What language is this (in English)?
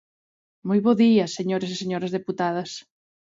Galician